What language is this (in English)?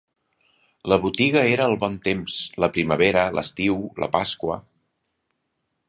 Catalan